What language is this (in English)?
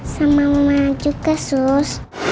Indonesian